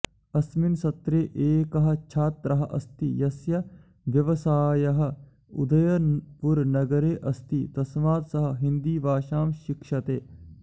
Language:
Sanskrit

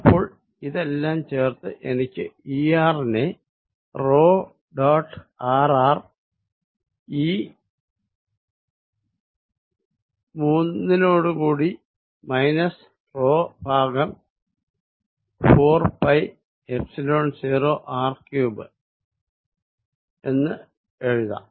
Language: Malayalam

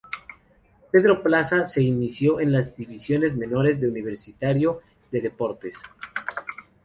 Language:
Spanish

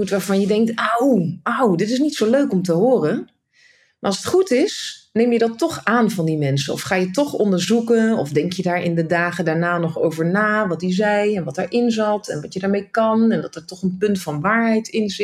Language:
Dutch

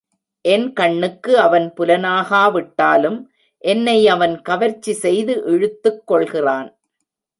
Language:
Tamil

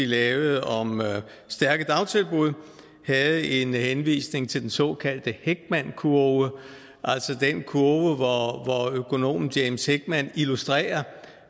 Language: Danish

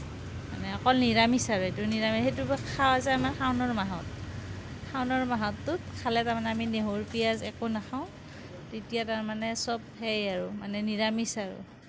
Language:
Assamese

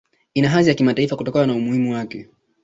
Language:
Swahili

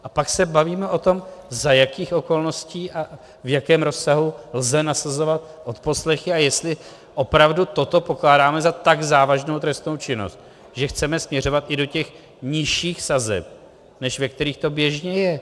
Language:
Czech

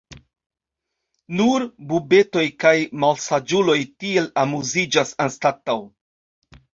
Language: Esperanto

